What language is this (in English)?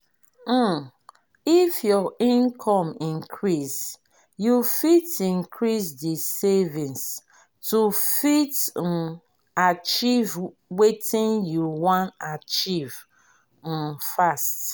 Nigerian Pidgin